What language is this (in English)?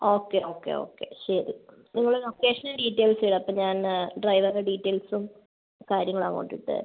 Malayalam